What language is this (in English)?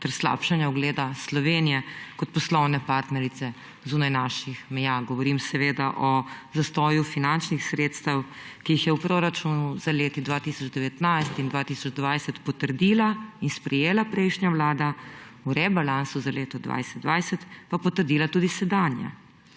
Slovenian